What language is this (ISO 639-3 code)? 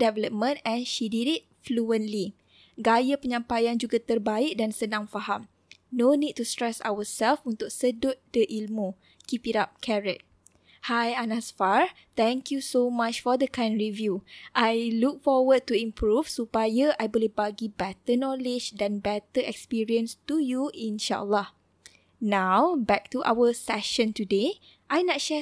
msa